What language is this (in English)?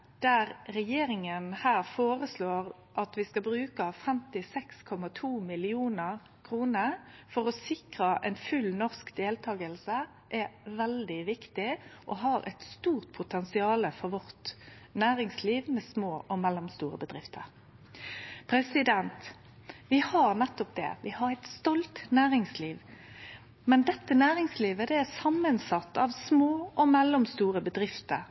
Norwegian Nynorsk